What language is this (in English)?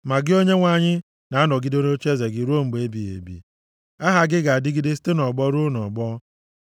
Igbo